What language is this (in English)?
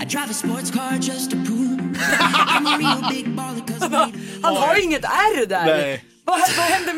Swedish